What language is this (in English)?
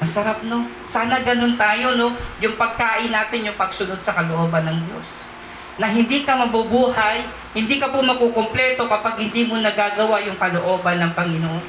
Filipino